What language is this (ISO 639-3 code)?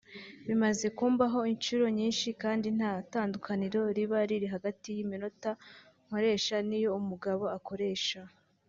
kin